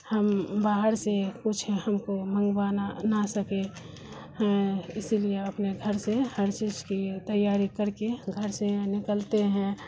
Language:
Urdu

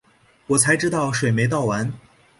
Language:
Chinese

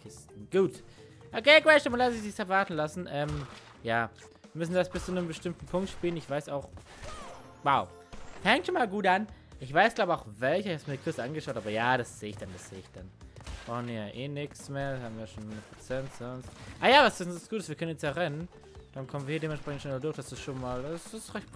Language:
German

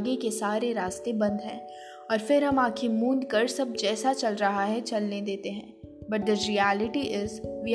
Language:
Hindi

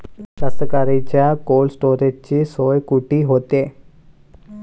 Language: Marathi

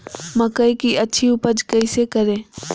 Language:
Magahi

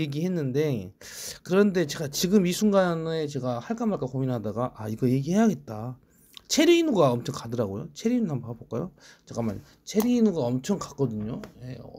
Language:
Korean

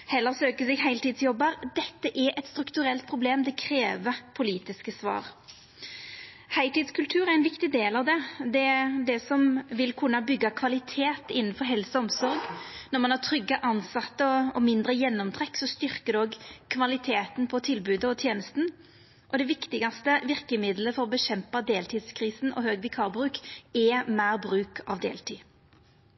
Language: Norwegian Nynorsk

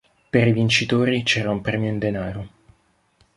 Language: Italian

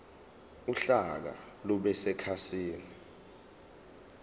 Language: Zulu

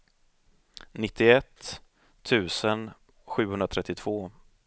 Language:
Swedish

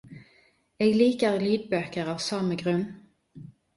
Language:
Norwegian Nynorsk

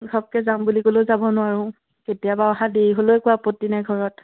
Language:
Assamese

